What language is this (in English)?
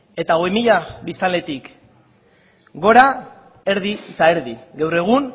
Basque